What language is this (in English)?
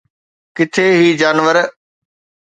Sindhi